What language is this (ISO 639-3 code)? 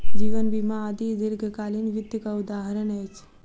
mai